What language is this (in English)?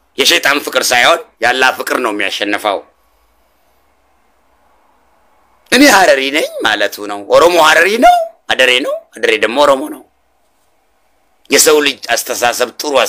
Arabic